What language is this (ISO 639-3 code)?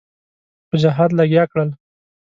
pus